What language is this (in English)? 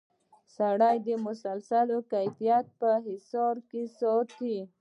Pashto